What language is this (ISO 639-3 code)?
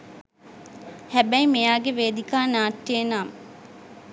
sin